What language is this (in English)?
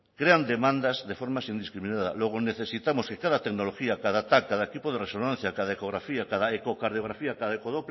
Spanish